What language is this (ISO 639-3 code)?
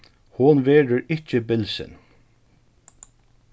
fao